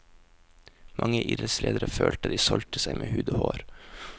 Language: Norwegian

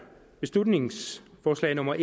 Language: Danish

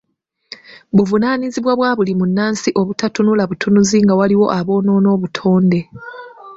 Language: Ganda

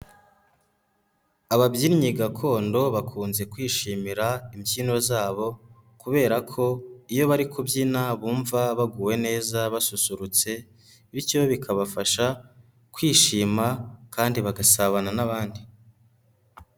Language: Kinyarwanda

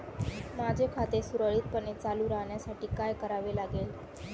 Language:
Marathi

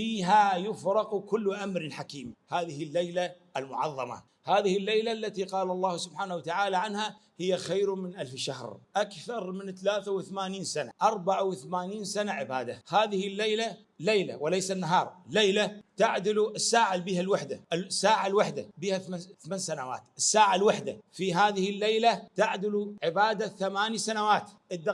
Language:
Arabic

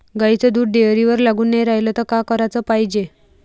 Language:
Marathi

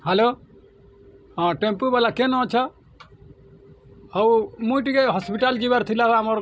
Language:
Odia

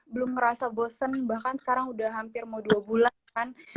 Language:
Indonesian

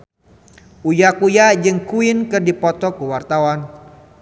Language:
Sundanese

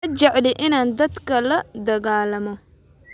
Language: Somali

